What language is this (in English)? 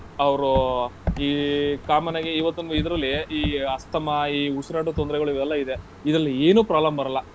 Kannada